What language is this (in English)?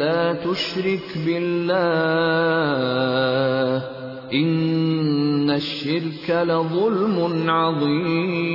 Urdu